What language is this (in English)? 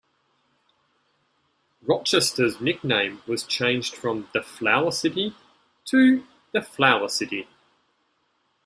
English